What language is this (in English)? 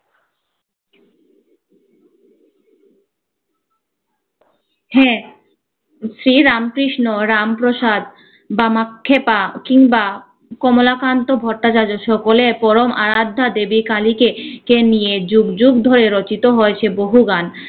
Bangla